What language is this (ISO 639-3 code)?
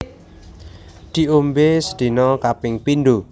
jav